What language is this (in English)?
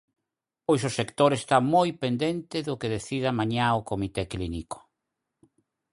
Galician